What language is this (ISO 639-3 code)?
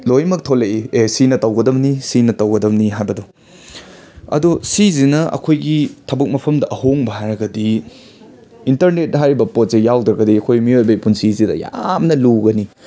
mni